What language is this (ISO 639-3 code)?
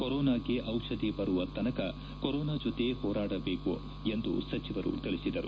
kan